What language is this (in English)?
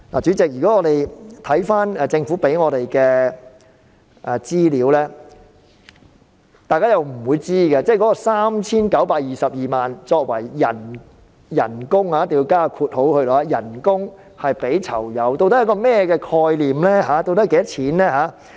Cantonese